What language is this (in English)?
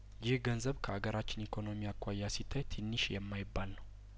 Amharic